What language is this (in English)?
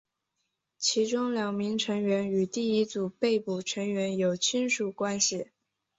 Chinese